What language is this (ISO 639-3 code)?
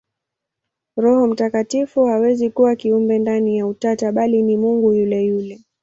swa